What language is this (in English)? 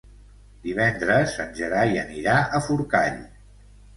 Catalan